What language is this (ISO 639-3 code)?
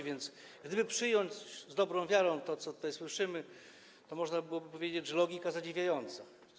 pol